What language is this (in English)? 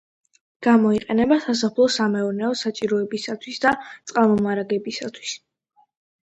Georgian